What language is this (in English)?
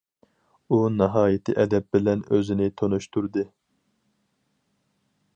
Uyghur